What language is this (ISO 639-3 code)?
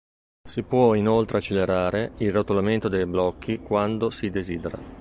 ita